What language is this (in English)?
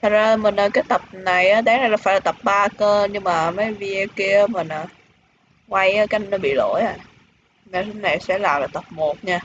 Vietnamese